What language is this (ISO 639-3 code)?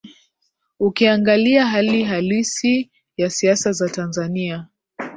swa